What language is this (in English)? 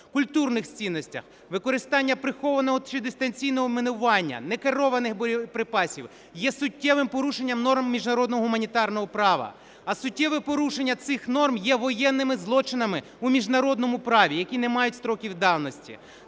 Ukrainian